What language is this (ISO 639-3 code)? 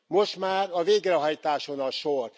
hun